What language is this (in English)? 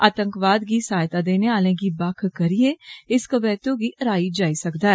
Dogri